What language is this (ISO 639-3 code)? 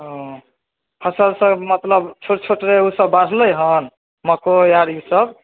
mai